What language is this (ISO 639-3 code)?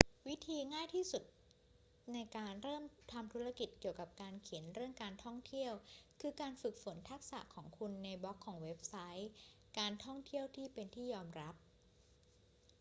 tha